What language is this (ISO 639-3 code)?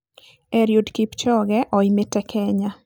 kik